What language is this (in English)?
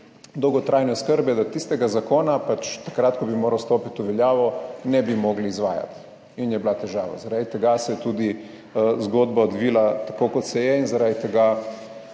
Slovenian